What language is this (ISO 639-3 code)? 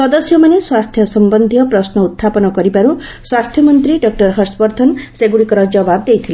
ori